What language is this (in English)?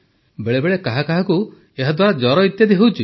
Odia